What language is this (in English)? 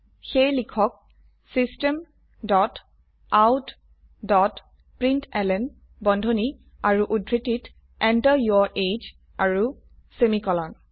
Assamese